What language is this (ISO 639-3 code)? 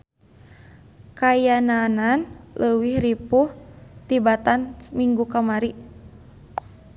sun